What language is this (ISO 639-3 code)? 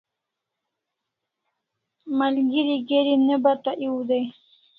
kls